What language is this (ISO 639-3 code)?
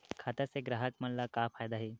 hne